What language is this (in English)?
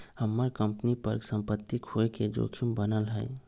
Magahi